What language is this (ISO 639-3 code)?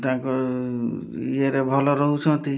ori